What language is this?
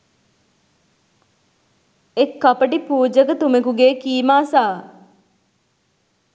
Sinhala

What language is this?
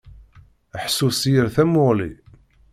Kabyle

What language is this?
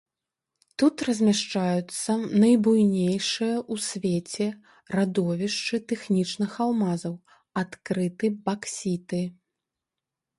Belarusian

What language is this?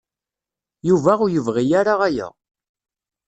Kabyle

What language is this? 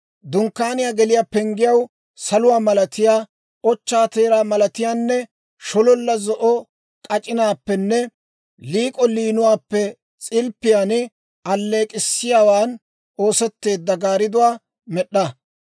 Dawro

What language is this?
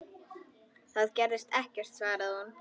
Icelandic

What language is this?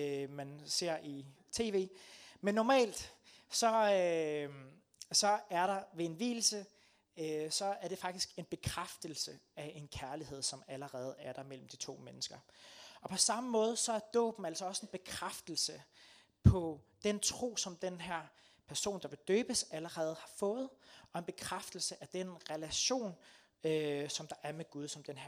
Danish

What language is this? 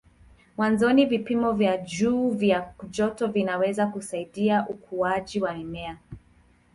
Swahili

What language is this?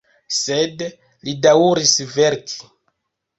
Esperanto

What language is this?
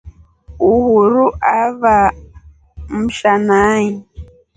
Rombo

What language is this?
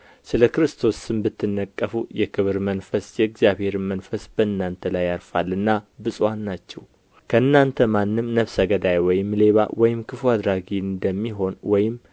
Amharic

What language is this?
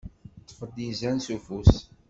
Kabyle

